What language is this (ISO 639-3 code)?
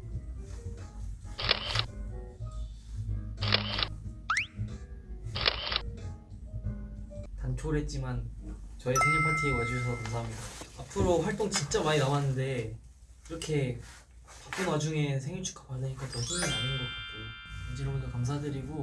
kor